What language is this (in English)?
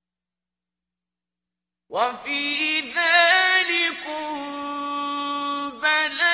Arabic